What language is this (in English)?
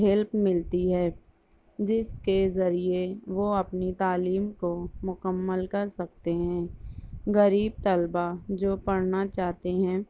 Urdu